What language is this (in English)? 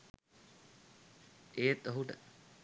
Sinhala